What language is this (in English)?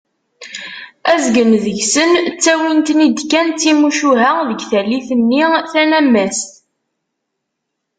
Kabyle